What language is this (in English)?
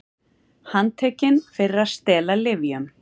Icelandic